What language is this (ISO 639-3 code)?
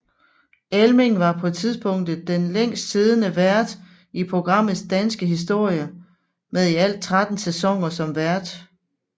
dan